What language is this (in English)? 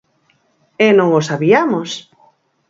Galician